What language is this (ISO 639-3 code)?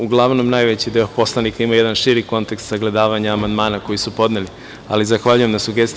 srp